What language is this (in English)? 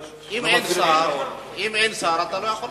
Hebrew